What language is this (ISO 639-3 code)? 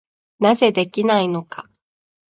jpn